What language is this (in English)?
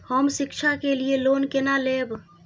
Maithili